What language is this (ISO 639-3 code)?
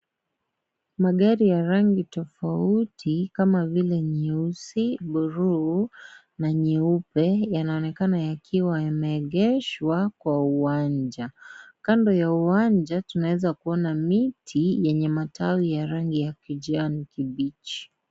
swa